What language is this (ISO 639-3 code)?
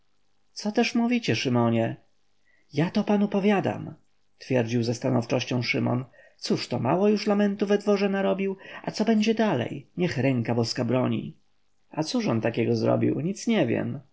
pol